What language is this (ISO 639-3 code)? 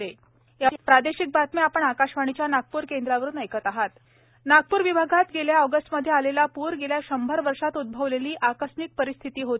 mar